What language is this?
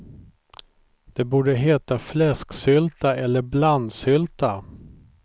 Swedish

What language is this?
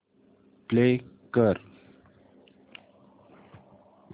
Marathi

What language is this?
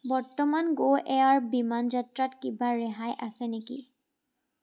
Assamese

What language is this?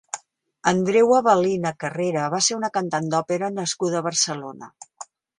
Catalan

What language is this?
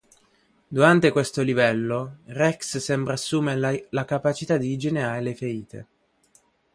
Italian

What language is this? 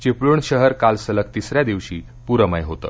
Marathi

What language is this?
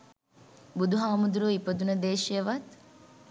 Sinhala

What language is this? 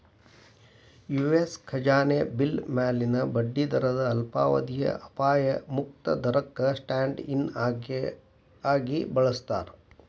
Kannada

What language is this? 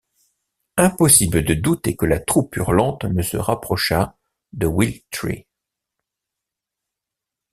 French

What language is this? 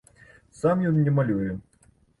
Belarusian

